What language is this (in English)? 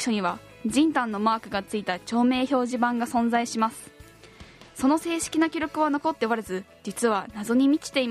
Japanese